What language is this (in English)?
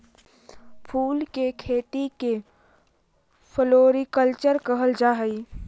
Magahi